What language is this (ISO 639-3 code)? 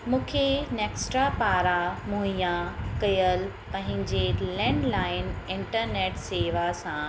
snd